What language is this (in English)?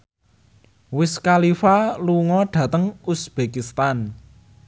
Javanese